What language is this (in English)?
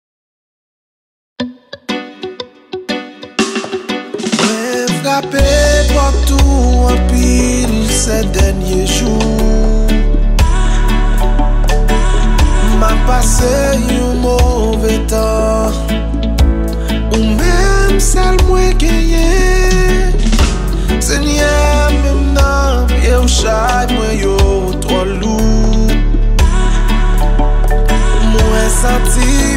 Romanian